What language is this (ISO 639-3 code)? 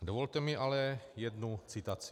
ces